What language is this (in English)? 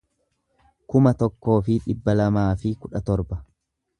Oromo